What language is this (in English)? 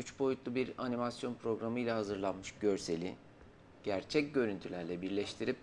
Turkish